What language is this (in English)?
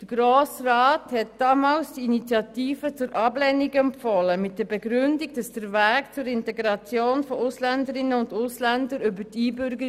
Swiss German